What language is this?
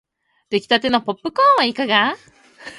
Japanese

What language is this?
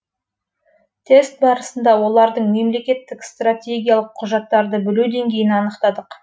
Kazakh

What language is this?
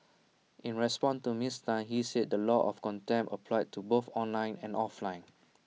English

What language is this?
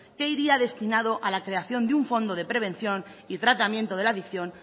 Spanish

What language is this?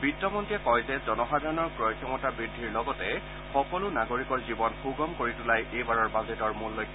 Assamese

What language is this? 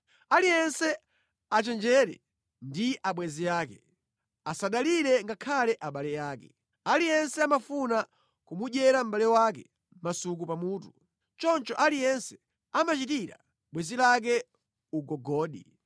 Nyanja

